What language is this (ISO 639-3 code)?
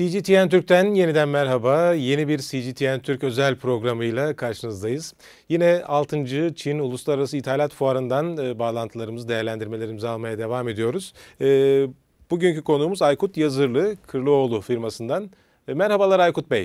tur